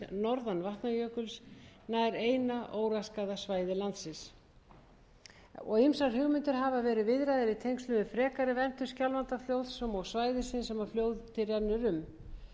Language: Icelandic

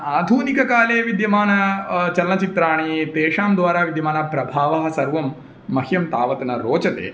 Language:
Sanskrit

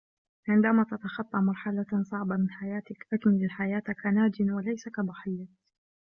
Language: Arabic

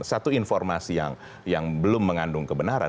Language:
Indonesian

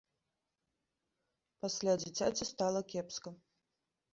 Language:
Belarusian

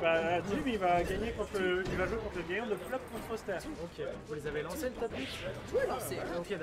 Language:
French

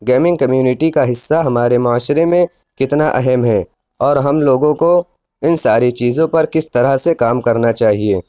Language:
Urdu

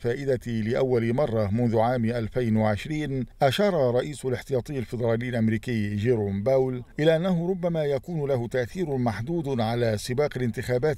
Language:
Arabic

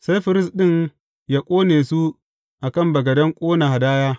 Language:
Hausa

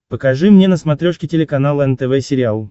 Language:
Russian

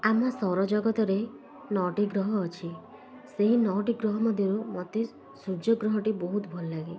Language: Odia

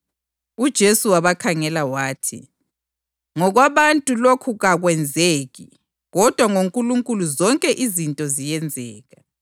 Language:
North Ndebele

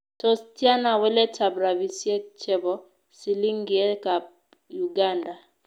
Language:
Kalenjin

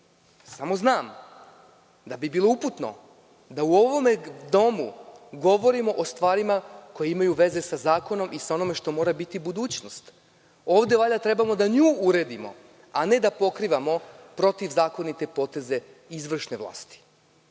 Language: Serbian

